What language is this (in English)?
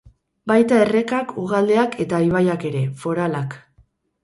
Basque